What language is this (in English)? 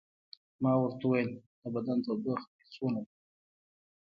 Pashto